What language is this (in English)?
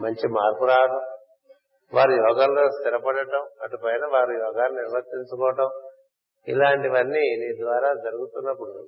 Telugu